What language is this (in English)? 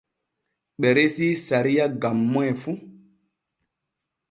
Borgu Fulfulde